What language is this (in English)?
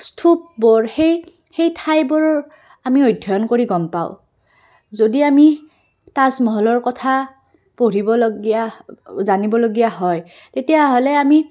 Assamese